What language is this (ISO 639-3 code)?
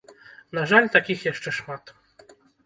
bel